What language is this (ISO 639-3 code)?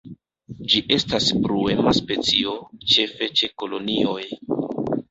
epo